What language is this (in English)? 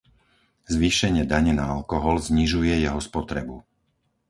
Slovak